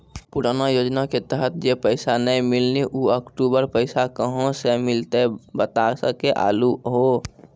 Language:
Maithili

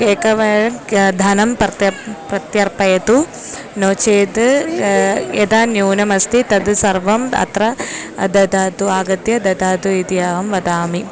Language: Sanskrit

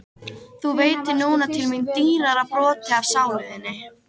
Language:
Icelandic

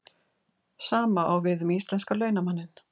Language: Icelandic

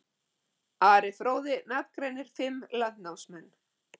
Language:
Icelandic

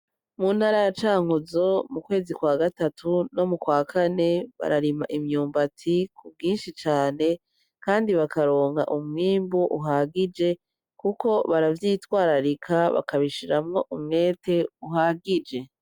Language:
Rundi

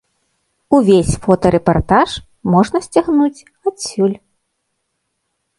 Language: Belarusian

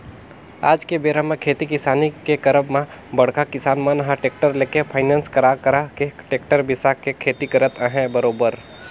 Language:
Chhattisgarhi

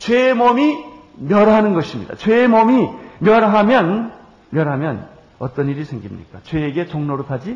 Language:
Korean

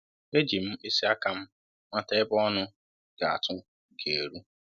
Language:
Igbo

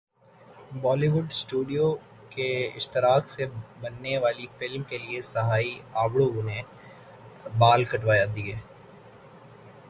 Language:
Urdu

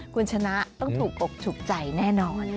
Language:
Thai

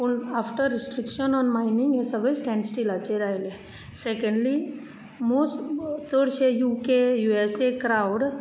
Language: Konkani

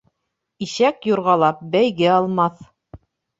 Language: Bashkir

